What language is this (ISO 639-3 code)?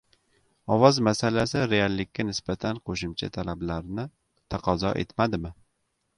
uzb